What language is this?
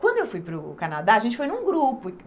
Portuguese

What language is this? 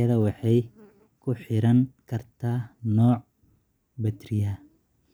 Somali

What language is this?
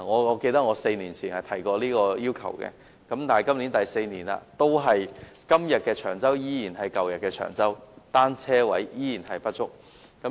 Cantonese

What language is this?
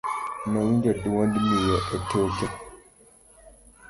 Luo (Kenya and Tanzania)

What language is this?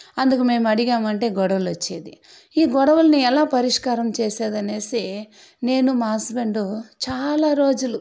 Telugu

